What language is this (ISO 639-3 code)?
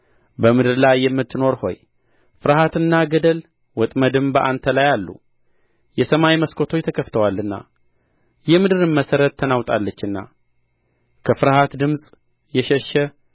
amh